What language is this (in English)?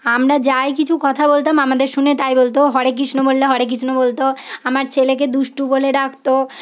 Bangla